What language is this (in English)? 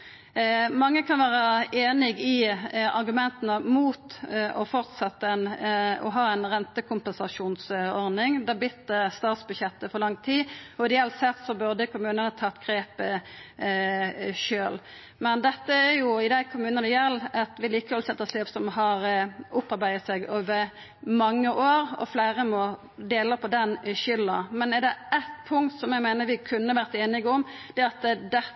Norwegian Nynorsk